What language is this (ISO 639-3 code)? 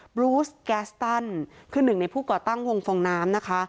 tha